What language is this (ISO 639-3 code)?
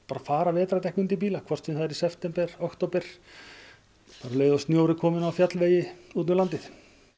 isl